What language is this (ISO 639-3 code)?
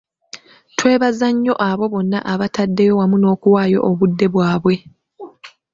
lug